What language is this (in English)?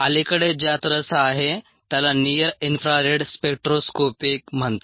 Marathi